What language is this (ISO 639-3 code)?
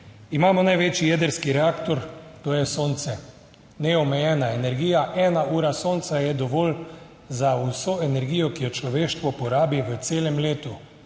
slv